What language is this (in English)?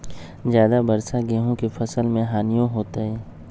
Magahi